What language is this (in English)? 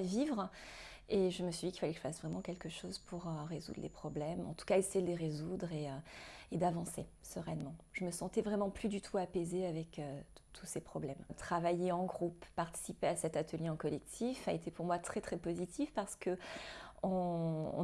French